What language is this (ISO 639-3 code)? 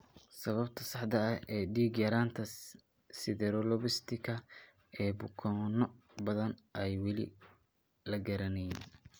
som